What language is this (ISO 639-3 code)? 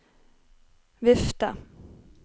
nor